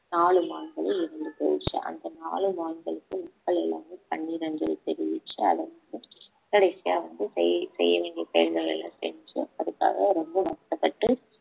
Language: Tamil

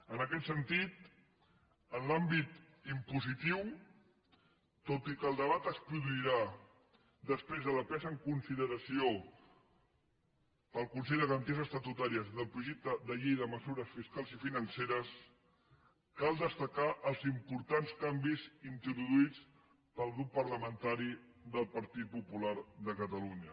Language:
Catalan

